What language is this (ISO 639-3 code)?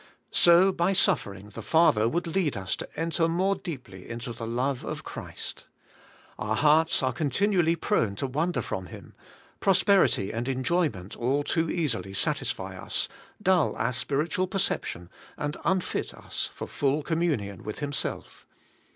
eng